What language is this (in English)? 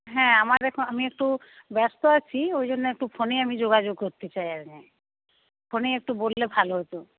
Bangla